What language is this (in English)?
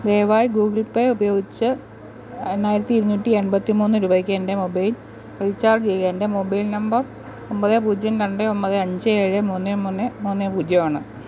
Malayalam